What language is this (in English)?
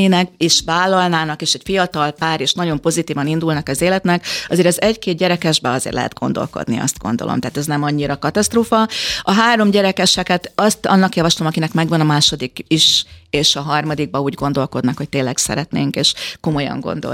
Hungarian